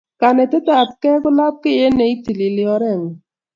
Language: Kalenjin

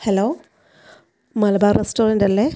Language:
Malayalam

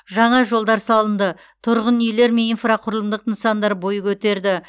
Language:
Kazakh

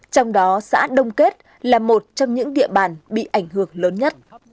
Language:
Vietnamese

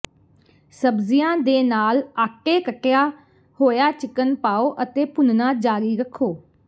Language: Punjabi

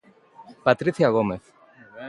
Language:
Galician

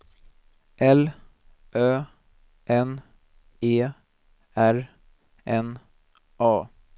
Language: Swedish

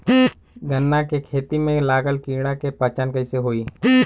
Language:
Bhojpuri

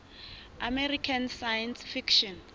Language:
Southern Sotho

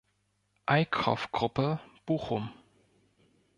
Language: German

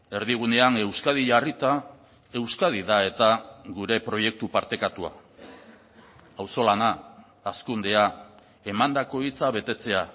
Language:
Basque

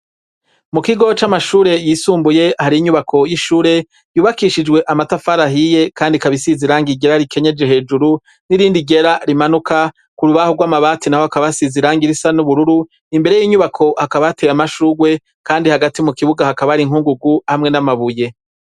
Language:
Rundi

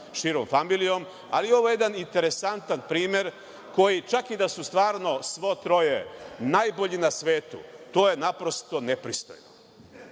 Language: Serbian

